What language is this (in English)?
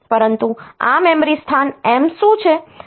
Gujarati